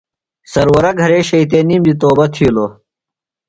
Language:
Phalura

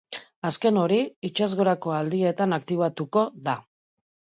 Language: Basque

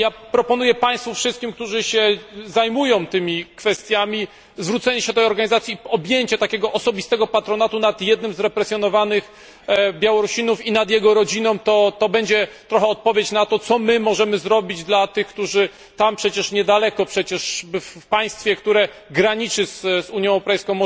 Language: Polish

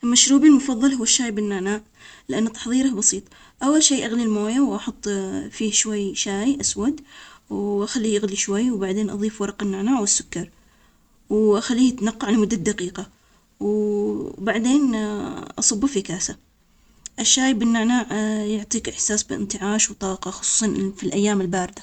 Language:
Omani Arabic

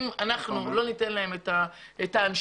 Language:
Hebrew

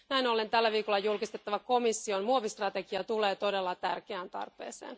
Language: Finnish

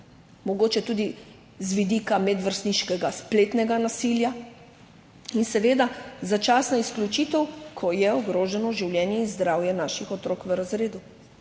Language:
Slovenian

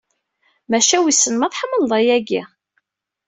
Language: Kabyle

